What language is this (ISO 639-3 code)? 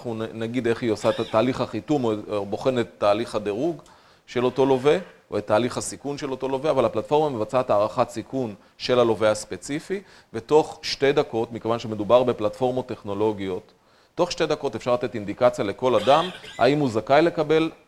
heb